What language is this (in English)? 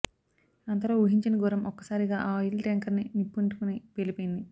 Telugu